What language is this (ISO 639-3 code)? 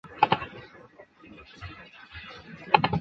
zho